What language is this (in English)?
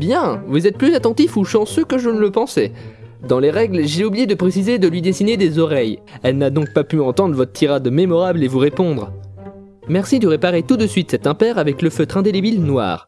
French